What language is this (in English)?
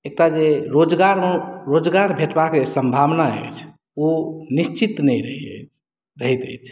Maithili